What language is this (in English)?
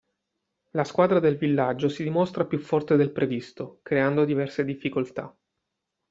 Italian